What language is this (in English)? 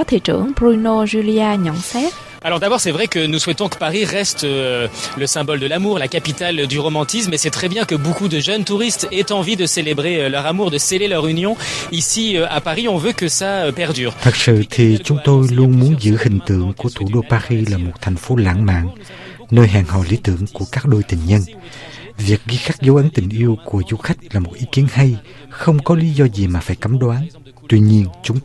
Vietnamese